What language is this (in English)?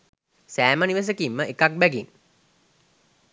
Sinhala